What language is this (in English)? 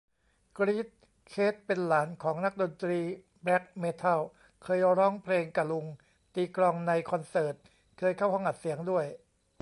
Thai